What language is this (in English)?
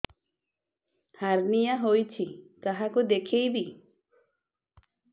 Odia